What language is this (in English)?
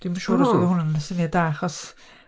Welsh